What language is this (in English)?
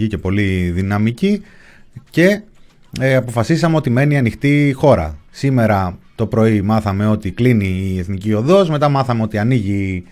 Greek